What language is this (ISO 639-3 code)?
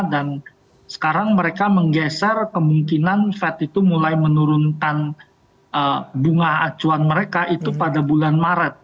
ind